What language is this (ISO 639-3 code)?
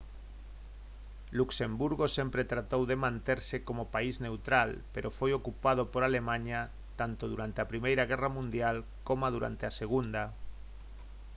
glg